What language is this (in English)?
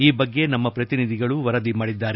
Kannada